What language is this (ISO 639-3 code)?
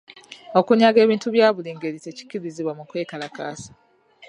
lug